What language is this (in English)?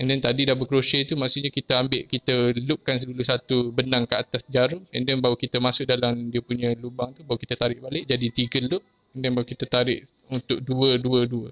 Malay